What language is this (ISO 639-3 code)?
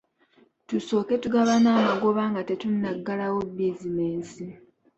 lug